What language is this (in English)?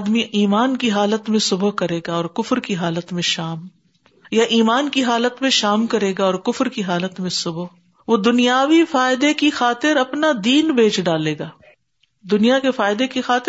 Urdu